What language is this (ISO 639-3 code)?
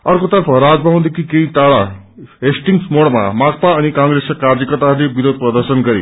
nep